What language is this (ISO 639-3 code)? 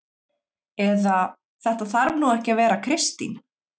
isl